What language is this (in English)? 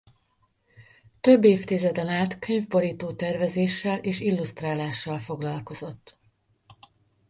Hungarian